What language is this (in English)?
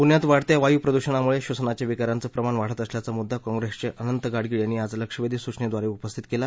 Marathi